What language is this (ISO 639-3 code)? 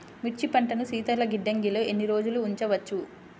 tel